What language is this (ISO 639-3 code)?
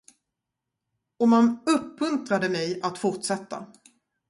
swe